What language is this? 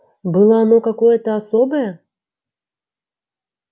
Russian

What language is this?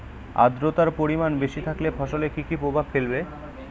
Bangla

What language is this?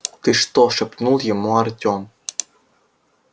Russian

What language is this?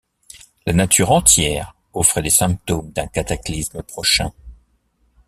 French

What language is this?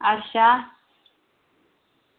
Dogri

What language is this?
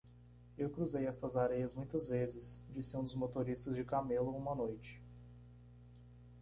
Portuguese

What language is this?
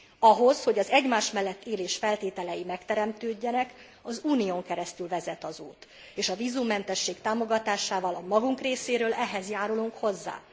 Hungarian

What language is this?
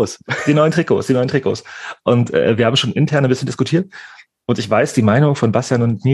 German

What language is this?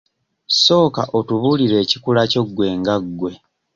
Ganda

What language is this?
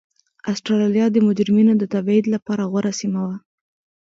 Pashto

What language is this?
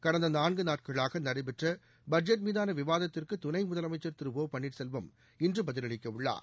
Tamil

